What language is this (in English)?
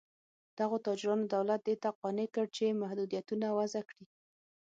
Pashto